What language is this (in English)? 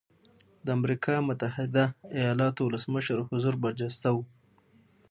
Pashto